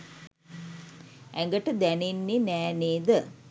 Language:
Sinhala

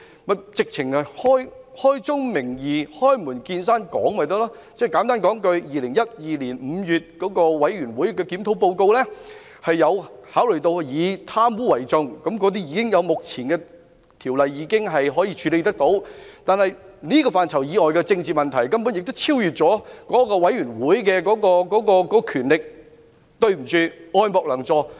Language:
Cantonese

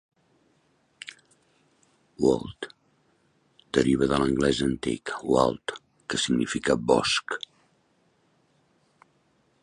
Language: Catalan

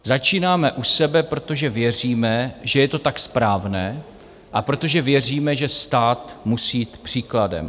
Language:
Czech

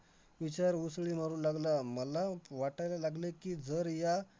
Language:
Marathi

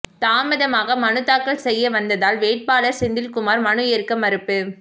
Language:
Tamil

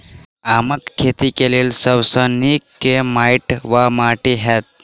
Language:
Maithili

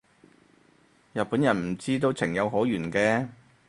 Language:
Cantonese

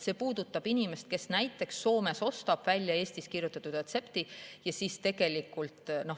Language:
Estonian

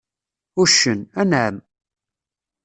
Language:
Kabyle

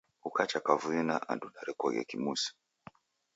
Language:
Taita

